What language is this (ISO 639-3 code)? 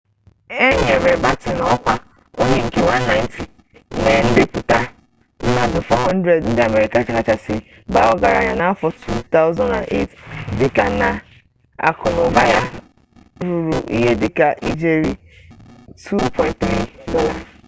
ibo